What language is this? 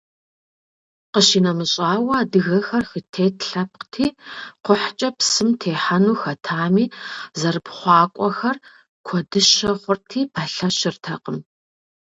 Kabardian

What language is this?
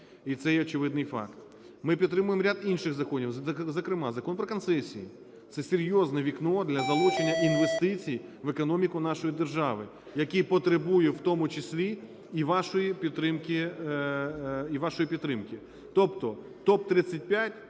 Ukrainian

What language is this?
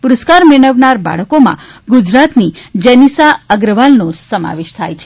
Gujarati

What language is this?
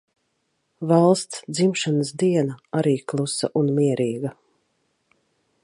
Latvian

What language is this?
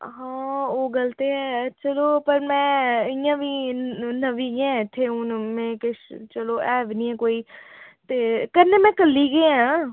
Dogri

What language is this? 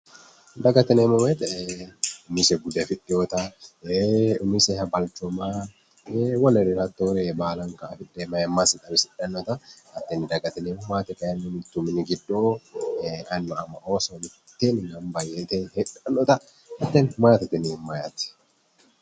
Sidamo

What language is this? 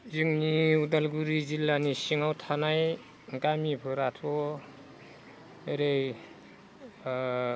Bodo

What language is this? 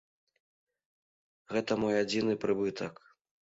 Belarusian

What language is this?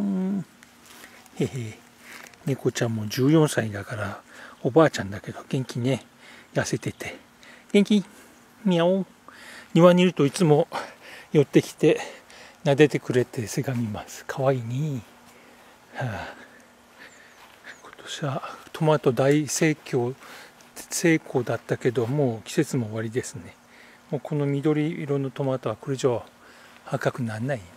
Japanese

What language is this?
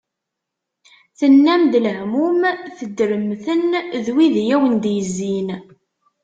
Kabyle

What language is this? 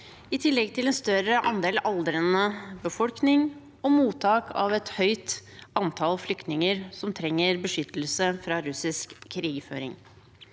Norwegian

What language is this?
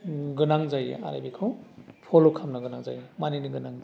Bodo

